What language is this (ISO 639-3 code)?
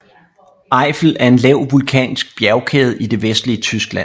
dan